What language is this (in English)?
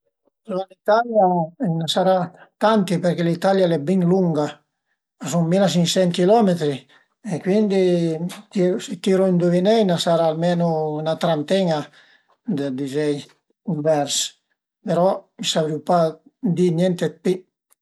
Piedmontese